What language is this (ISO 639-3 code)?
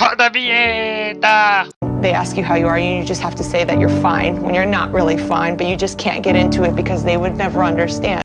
por